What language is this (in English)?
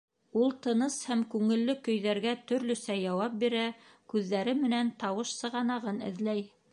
Bashkir